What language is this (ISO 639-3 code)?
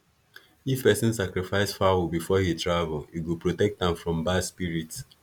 pcm